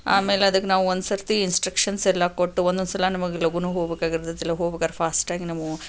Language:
Kannada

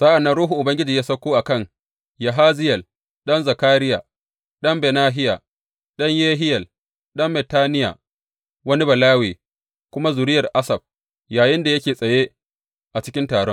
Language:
Hausa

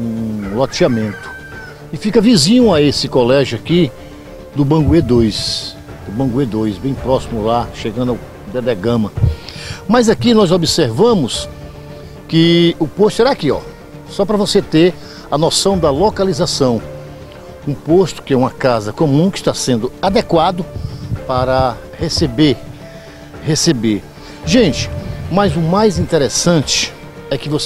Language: Portuguese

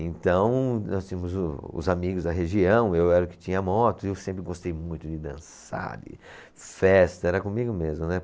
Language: Portuguese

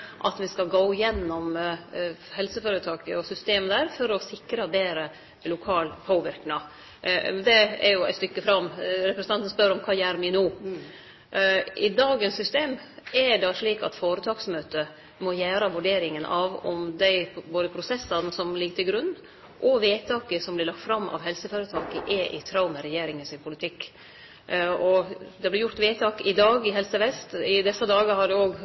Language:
Norwegian Nynorsk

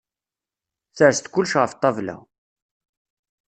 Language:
Kabyle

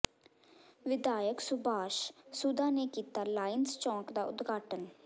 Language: Punjabi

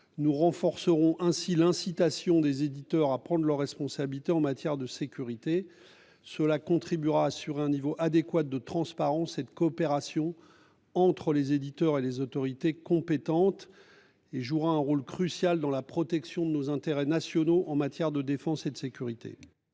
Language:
French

